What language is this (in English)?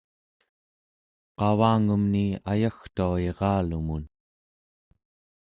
Central Yupik